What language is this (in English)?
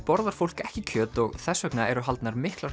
Icelandic